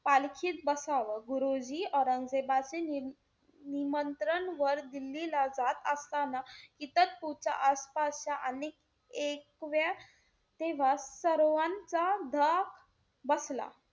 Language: Marathi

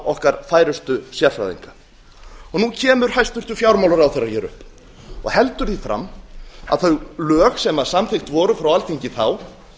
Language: Icelandic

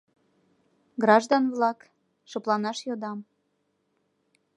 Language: Mari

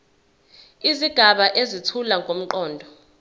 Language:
Zulu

